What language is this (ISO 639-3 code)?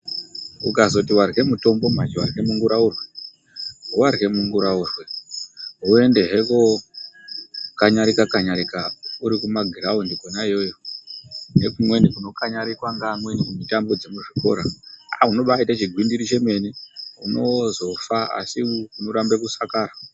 ndc